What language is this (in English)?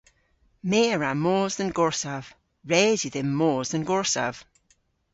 Cornish